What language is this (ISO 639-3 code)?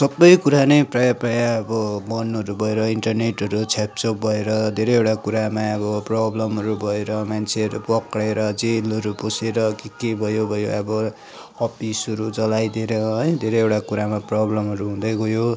nep